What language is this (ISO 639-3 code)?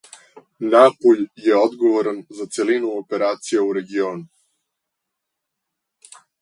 srp